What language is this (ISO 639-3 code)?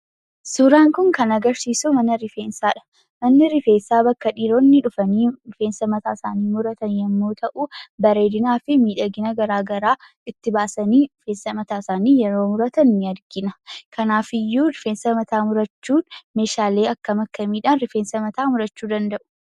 orm